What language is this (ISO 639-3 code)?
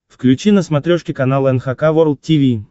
rus